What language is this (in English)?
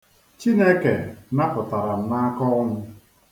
Igbo